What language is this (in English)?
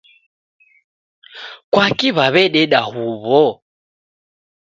Taita